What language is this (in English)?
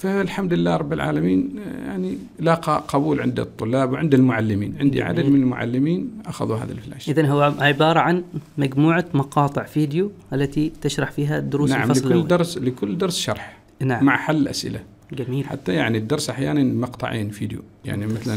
Arabic